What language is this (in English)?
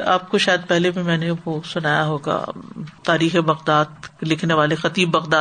Urdu